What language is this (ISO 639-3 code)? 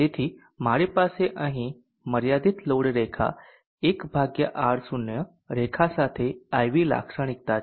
guj